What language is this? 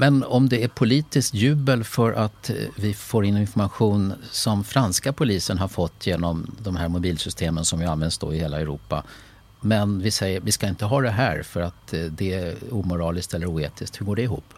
Swedish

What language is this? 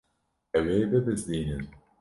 Kurdish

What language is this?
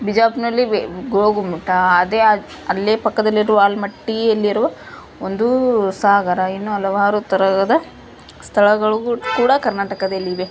Kannada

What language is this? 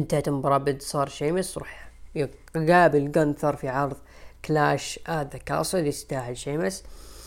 Arabic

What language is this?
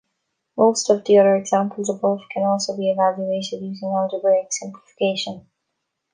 English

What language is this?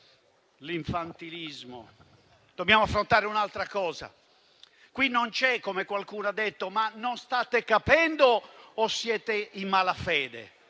Italian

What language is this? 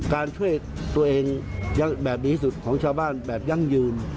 Thai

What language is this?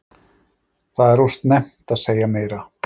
Icelandic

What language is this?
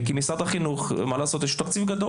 Hebrew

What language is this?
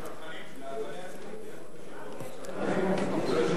Hebrew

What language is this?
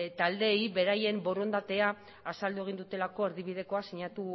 Basque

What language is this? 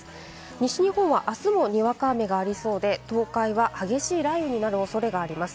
Japanese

